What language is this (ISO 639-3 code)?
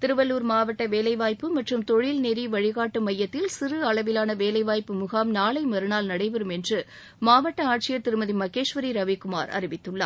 tam